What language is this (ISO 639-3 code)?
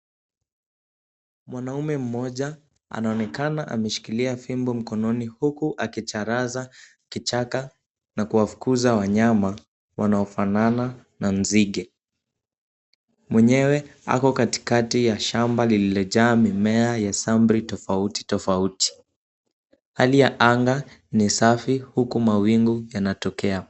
swa